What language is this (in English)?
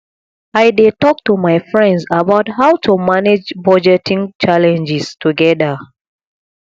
Nigerian Pidgin